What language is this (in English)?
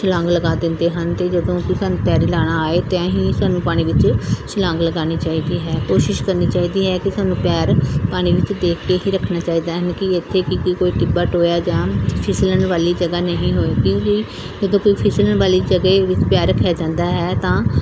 Punjabi